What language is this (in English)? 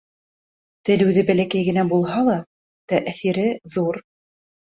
Bashkir